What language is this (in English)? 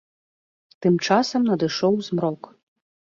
Belarusian